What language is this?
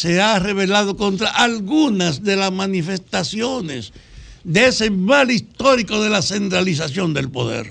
Spanish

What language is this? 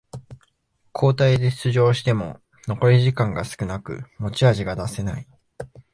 Japanese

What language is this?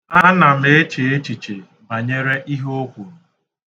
Igbo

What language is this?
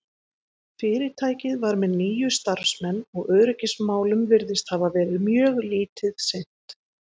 Icelandic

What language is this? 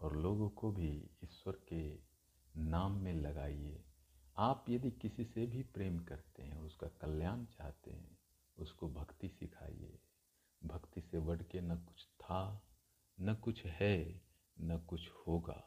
Hindi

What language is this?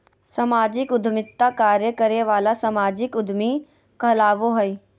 Magahi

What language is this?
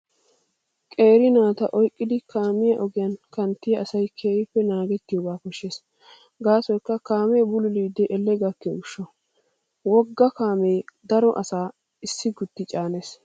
Wolaytta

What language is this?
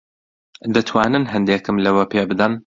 Central Kurdish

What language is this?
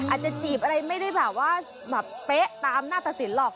Thai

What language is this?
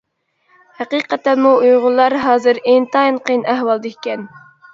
Uyghur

